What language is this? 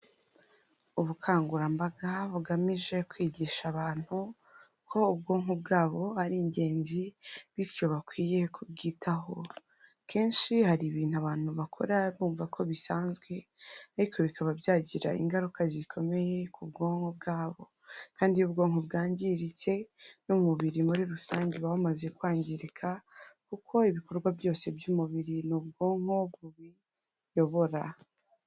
Kinyarwanda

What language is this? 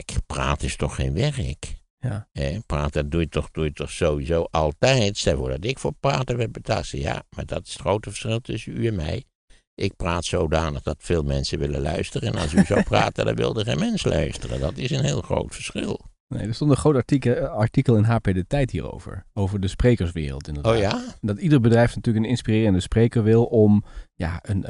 Dutch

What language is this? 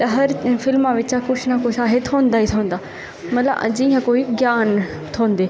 Dogri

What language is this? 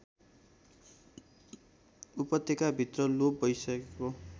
Nepali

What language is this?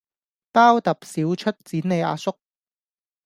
Cantonese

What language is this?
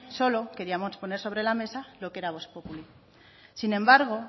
Spanish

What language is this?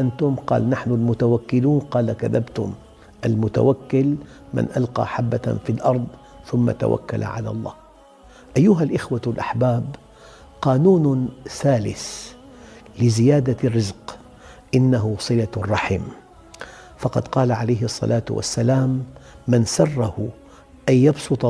Arabic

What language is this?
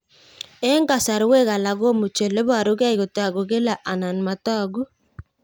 Kalenjin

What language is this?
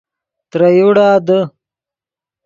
Yidgha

